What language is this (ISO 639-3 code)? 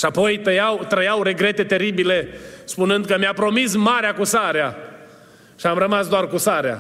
ron